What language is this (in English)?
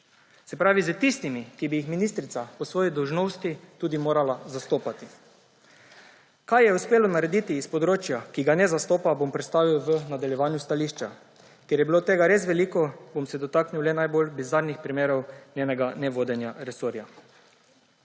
Slovenian